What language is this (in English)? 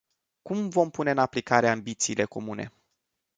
Romanian